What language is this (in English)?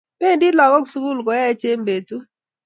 Kalenjin